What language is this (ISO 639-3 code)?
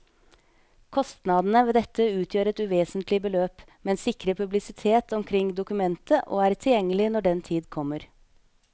nor